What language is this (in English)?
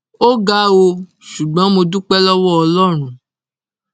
Yoruba